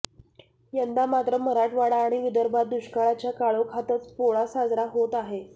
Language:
Marathi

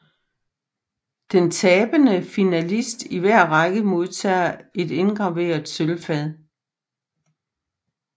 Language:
Danish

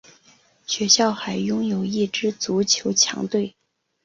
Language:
Chinese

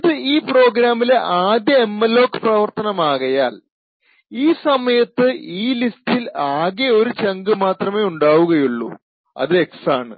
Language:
Malayalam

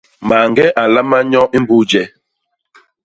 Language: Basaa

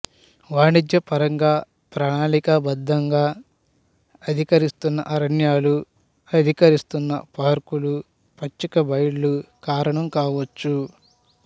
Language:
Telugu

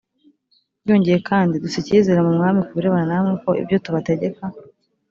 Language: Kinyarwanda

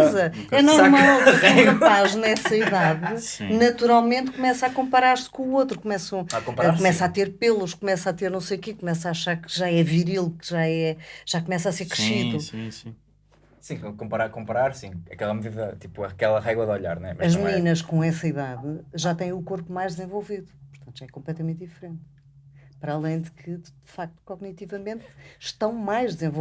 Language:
Portuguese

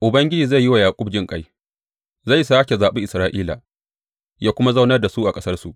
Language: Hausa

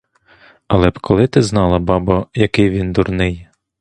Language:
Ukrainian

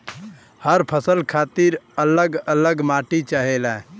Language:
Bhojpuri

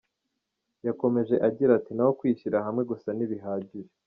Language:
Kinyarwanda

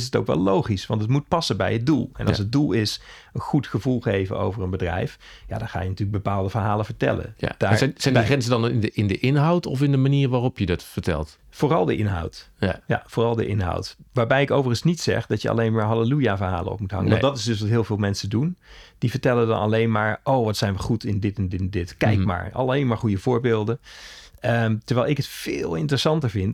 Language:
Dutch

